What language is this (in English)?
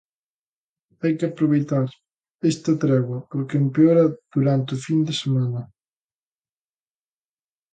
Galician